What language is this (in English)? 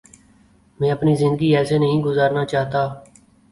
Urdu